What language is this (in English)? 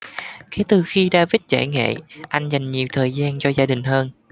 Vietnamese